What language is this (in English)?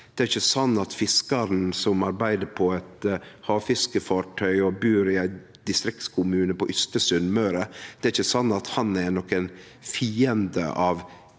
Norwegian